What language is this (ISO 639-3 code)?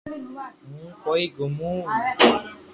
lrk